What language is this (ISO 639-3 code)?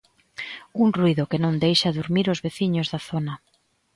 glg